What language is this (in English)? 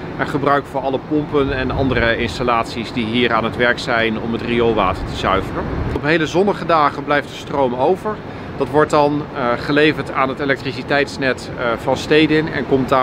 Dutch